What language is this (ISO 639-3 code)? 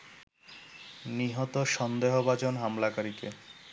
ben